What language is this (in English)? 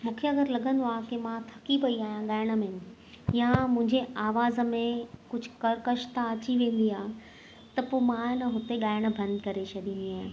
Sindhi